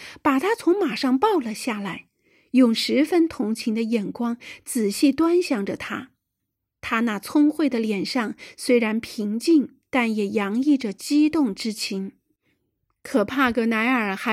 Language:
Chinese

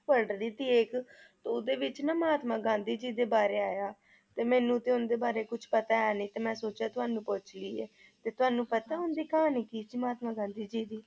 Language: Punjabi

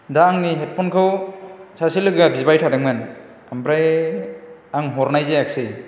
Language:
Bodo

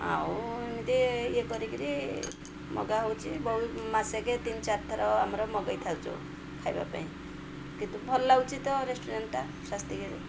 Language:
Odia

